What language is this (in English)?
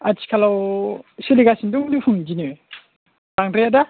Bodo